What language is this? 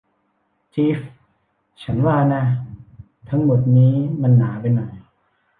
Thai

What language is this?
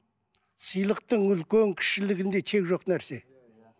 Kazakh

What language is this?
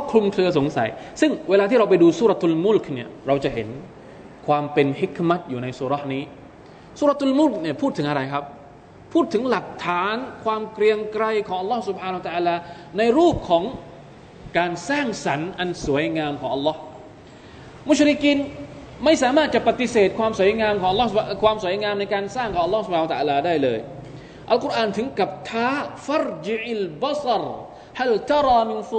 Thai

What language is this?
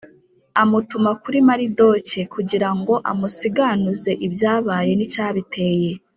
Kinyarwanda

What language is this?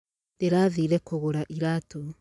Kikuyu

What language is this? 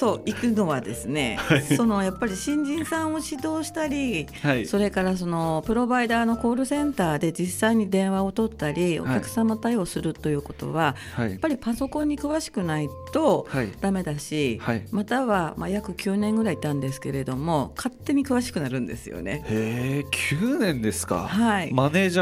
Japanese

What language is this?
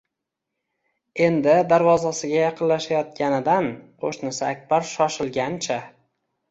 Uzbek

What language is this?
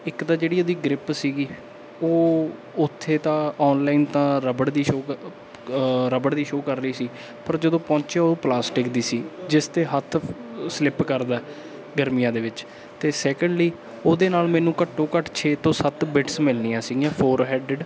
Punjabi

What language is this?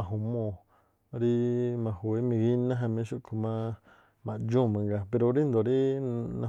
Tlacoapa Me'phaa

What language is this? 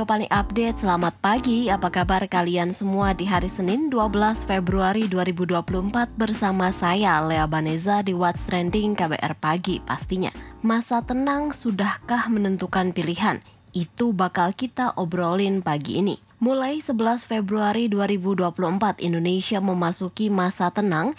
Indonesian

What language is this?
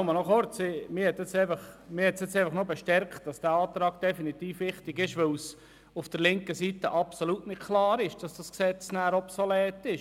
Swiss German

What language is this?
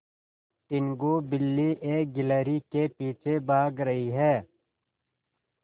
Hindi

